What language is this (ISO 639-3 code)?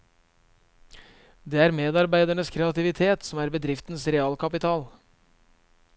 nor